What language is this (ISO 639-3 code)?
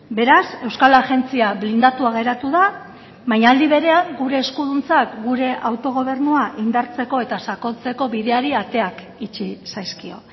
eus